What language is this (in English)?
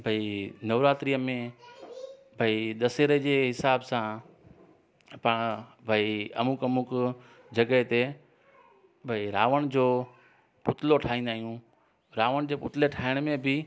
Sindhi